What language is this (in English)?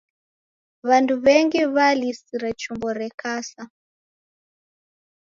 Taita